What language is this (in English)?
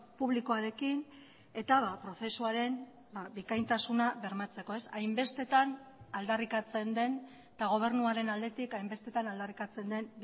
Basque